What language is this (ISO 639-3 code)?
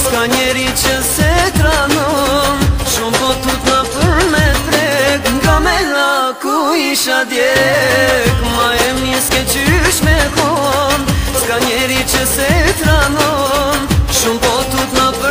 bul